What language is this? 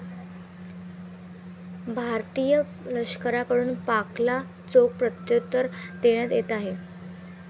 Marathi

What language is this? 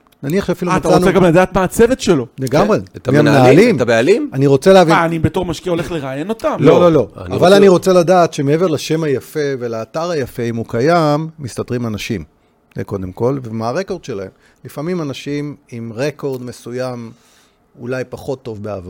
Hebrew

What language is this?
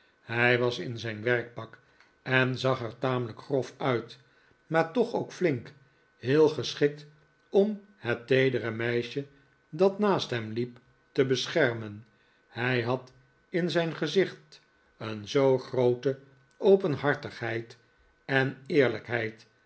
Dutch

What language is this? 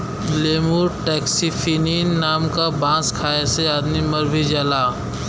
Bhojpuri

